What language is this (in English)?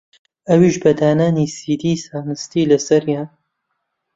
Central Kurdish